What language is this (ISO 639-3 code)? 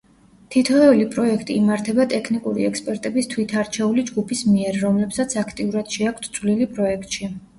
kat